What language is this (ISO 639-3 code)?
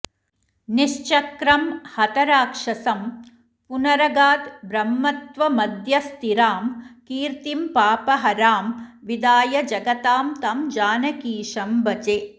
san